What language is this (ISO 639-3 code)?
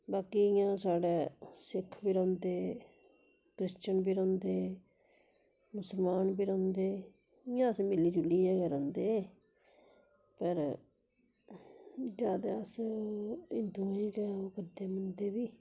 doi